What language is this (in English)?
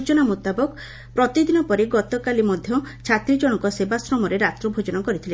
Odia